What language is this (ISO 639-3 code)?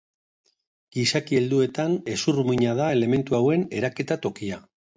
eus